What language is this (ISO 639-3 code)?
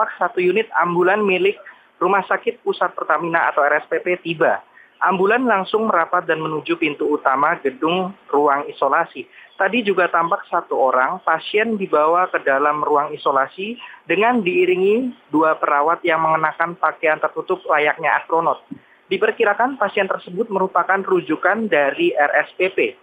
ind